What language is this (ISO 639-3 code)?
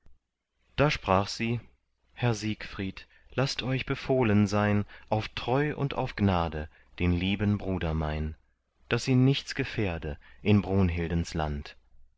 deu